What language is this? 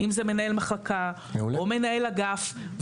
Hebrew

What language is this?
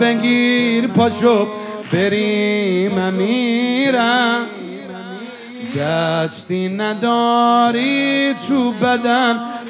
Arabic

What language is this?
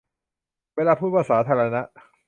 Thai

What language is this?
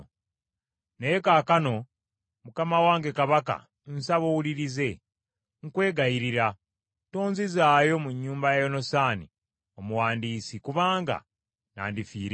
Ganda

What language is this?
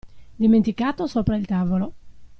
Italian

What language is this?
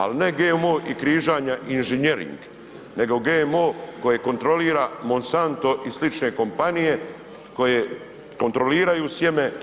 Croatian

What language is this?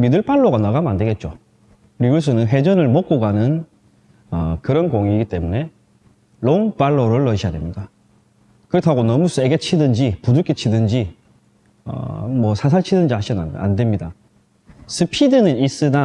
Korean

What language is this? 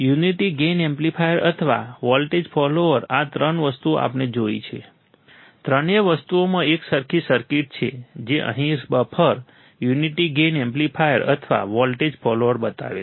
Gujarati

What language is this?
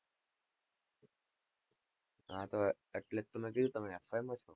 Gujarati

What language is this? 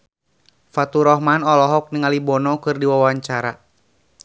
Sundanese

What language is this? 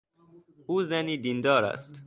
Persian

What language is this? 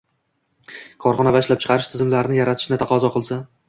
Uzbek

